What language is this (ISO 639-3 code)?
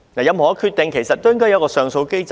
yue